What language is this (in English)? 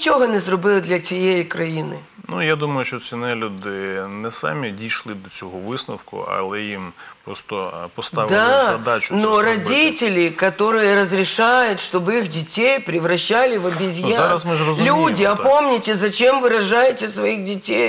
Russian